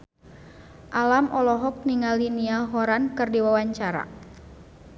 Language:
Sundanese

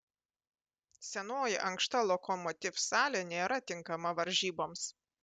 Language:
Lithuanian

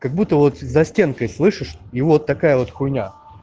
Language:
Russian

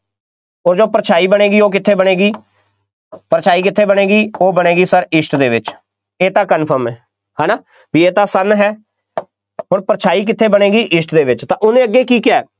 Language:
Punjabi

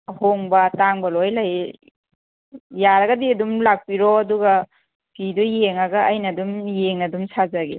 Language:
Manipuri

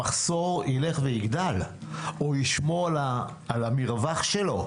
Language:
Hebrew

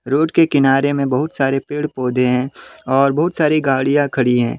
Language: Hindi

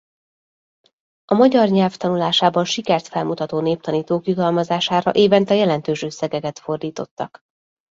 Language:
Hungarian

